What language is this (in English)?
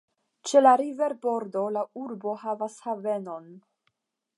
Esperanto